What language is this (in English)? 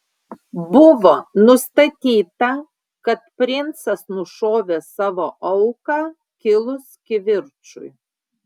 Lithuanian